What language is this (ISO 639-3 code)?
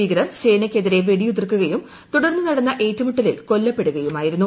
mal